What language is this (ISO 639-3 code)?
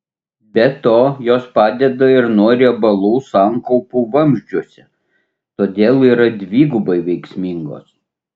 lit